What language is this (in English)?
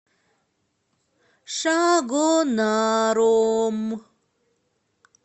Russian